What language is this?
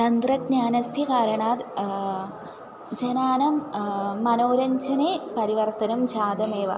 Sanskrit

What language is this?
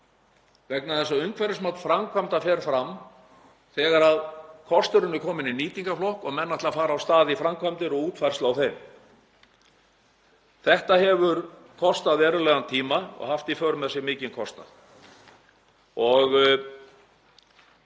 Icelandic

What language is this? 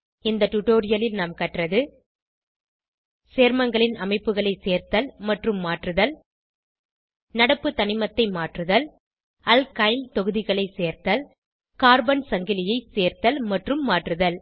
Tamil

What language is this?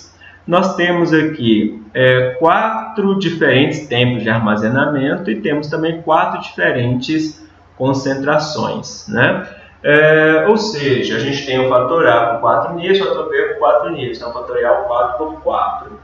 Portuguese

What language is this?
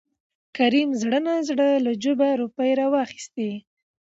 Pashto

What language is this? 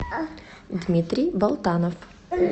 Russian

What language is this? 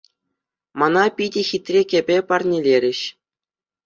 Chuvash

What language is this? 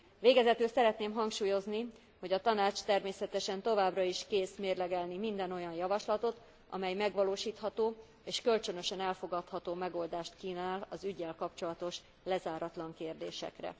Hungarian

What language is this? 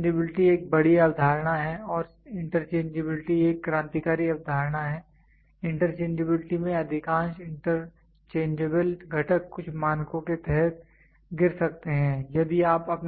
Hindi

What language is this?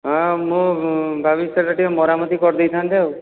Odia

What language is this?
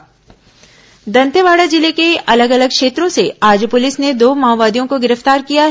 Hindi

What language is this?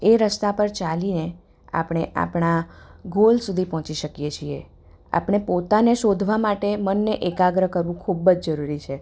Gujarati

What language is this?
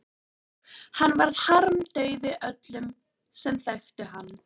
Icelandic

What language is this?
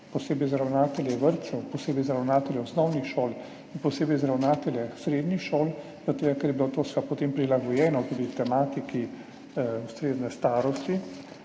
Slovenian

